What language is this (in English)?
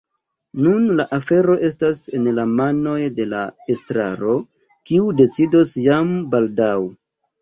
Esperanto